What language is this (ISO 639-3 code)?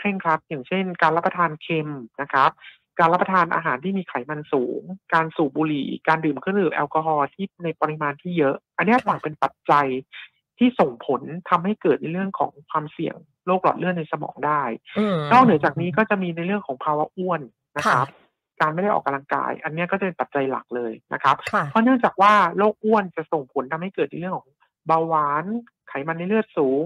tha